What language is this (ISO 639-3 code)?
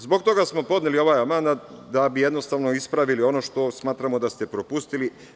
srp